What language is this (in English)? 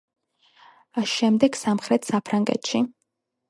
Georgian